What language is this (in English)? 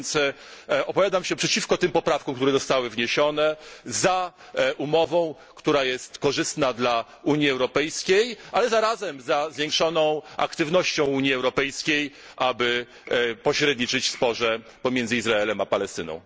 Polish